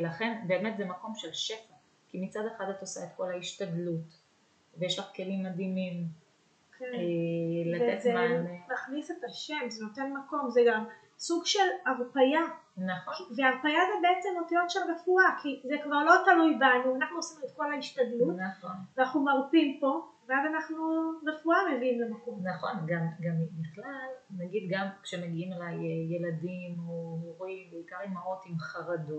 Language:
Hebrew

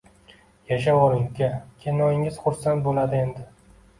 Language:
Uzbek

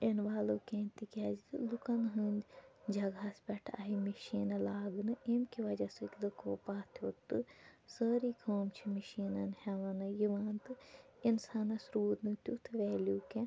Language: Kashmiri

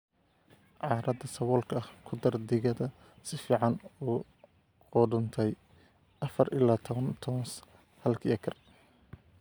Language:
Somali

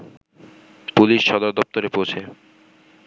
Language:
Bangla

